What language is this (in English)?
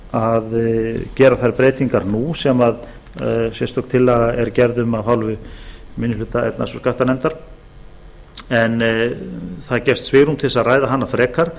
Icelandic